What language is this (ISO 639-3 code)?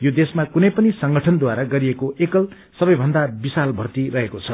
nep